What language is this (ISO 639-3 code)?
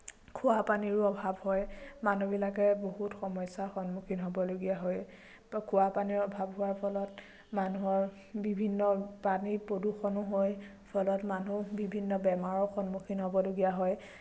asm